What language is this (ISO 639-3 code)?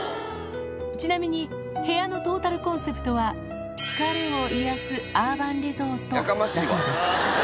jpn